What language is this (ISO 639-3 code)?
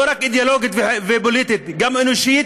heb